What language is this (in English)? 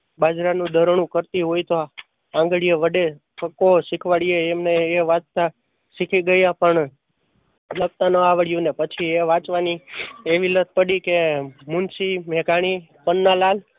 Gujarati